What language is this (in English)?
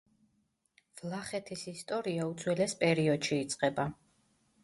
Georgian